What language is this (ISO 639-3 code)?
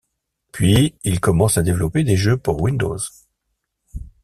fra